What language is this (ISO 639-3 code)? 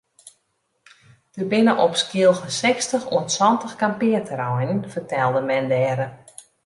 fry